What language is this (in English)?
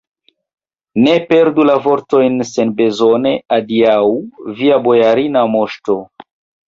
Esperanto